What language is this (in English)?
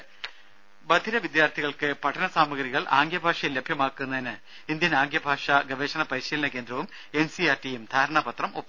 Malayalam